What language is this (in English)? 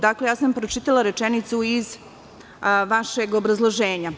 Serbian